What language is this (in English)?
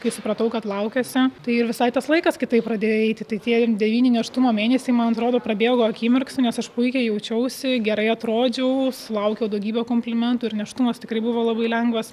Lithuanian